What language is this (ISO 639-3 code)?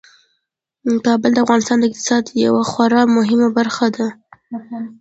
pus